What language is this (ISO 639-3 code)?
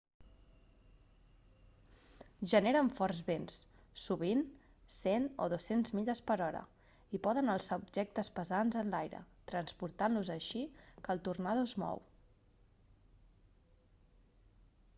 cat